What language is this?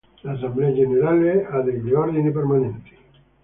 Italian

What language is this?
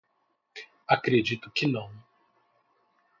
Portuguese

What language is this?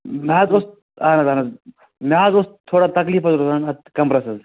Kashmiri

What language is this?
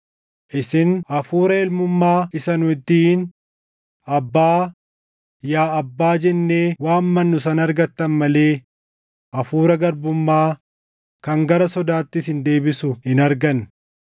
Oromo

